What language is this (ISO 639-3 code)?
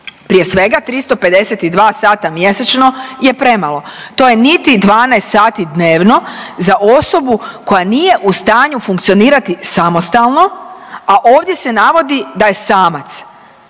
hrv